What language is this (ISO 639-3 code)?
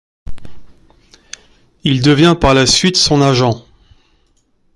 fra